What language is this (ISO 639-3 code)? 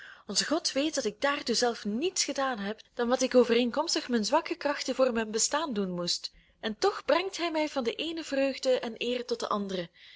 nld